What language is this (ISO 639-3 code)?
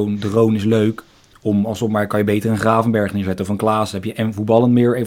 nld